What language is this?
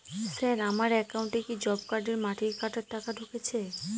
Bangla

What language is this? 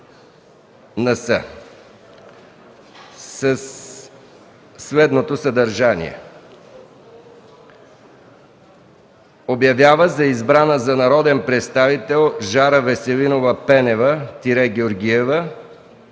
Bulgarian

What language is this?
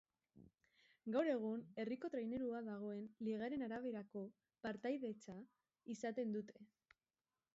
Basque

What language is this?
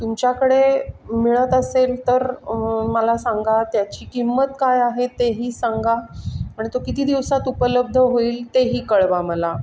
Marathi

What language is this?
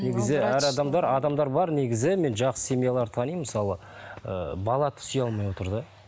Kazakh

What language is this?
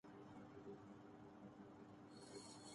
Urdu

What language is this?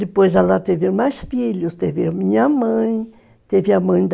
Portuguese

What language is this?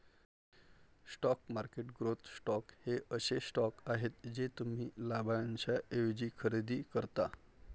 Marathi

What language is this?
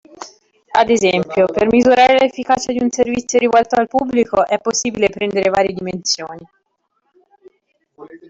Italian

